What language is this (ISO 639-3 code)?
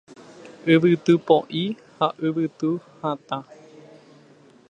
grn